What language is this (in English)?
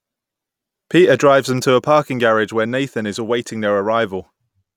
English